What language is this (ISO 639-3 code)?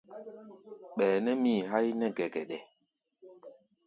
gba